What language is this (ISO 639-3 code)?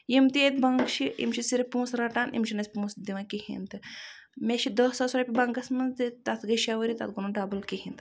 kas